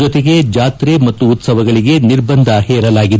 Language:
Kannada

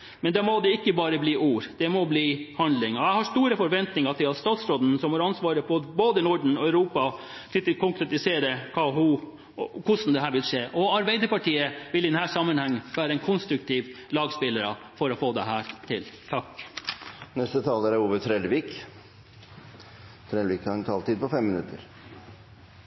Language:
Norwegian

